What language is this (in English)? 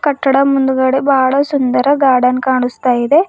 Kannada